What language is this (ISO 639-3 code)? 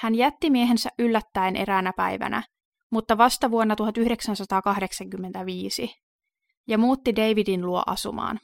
fin